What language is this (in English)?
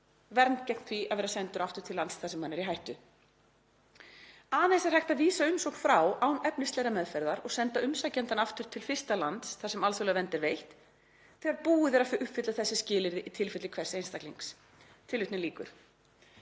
Icelandic